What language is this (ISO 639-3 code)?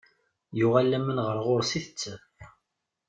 kab